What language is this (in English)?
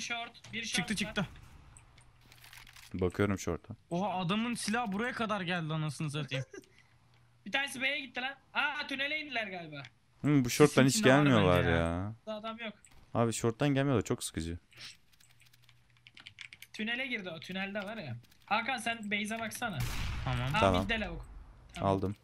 Turkish